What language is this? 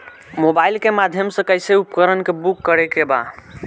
Bhojpuri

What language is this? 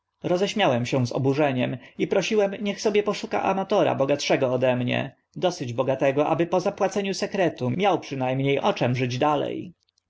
Polish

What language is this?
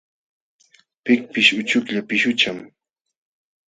Jauja Wanca Quechua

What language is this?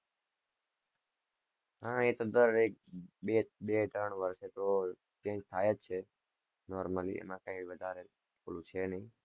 Gujarati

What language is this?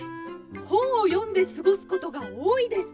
Japanese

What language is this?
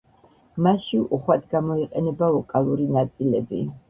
Georgian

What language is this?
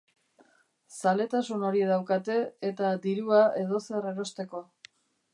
Basque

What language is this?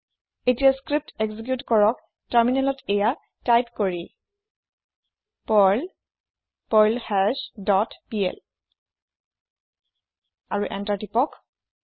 Assamese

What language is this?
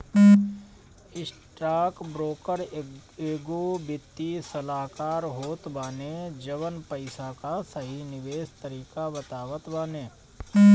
Bhojpuri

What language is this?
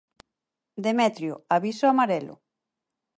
Galician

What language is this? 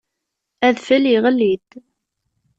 Kabyle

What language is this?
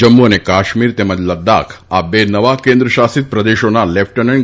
Gujarati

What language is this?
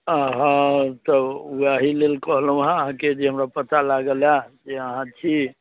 Maithili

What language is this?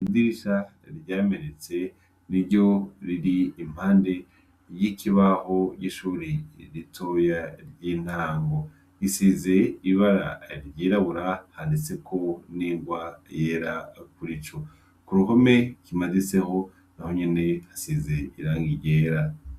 Rundi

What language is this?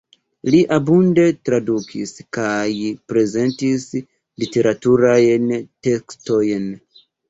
Esperanto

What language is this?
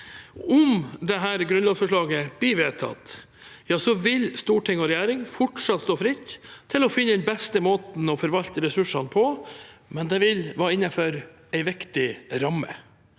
Norwegian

